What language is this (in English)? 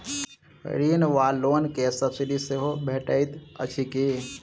Maithili